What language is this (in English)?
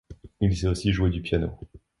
French